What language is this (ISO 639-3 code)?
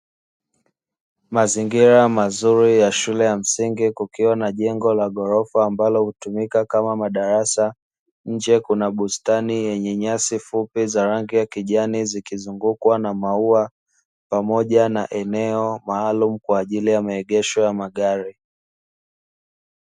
swa